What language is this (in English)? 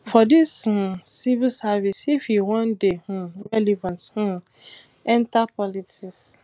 Nigerian Pidgin